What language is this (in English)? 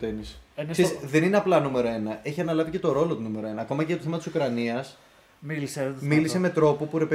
Greek